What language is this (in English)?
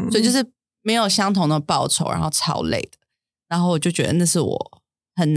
Chinese